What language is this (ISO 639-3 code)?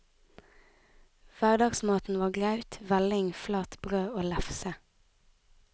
nor